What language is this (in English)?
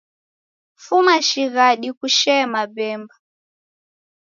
Taita